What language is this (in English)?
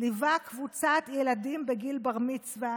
Hebrew